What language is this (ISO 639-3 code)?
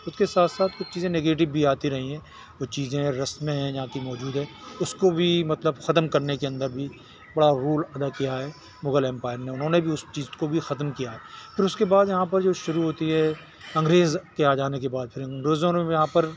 urd